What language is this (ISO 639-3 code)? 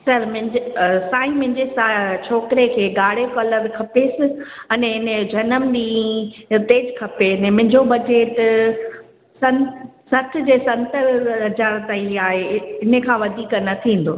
snd